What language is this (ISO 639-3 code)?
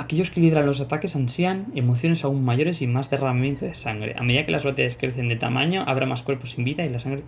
spa